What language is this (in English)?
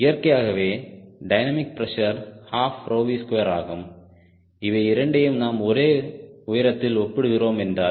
Tamil